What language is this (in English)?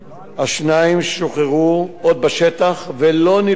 Hebrew